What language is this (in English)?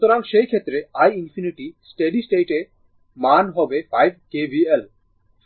Bangla